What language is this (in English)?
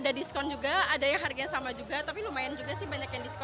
Indonesian